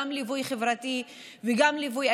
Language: Hebrew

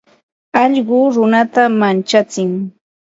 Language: Ambo-Pasco Quechua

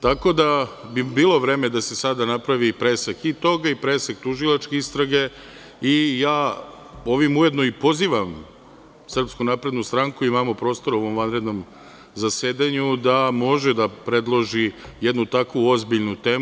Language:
Serbian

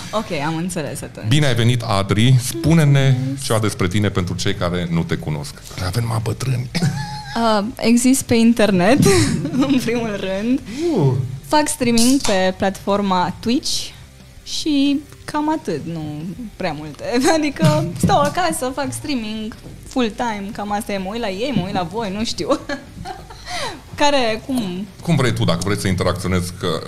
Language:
Romanian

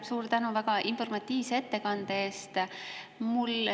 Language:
Estonian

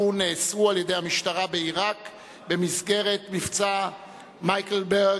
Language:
Hebrew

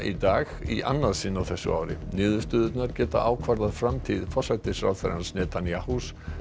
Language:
Icelandic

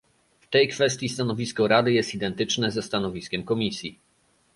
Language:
Polish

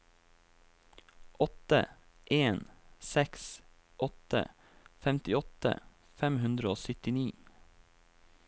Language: Norwegian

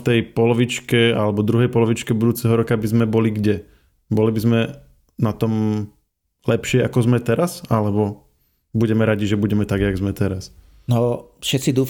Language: Slovak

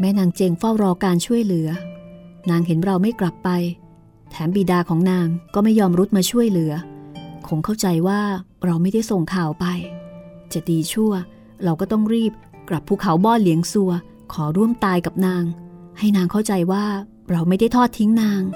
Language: Thai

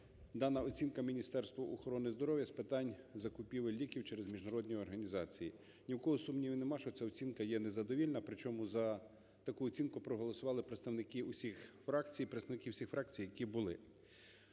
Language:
Ukrainian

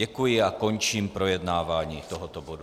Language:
Czech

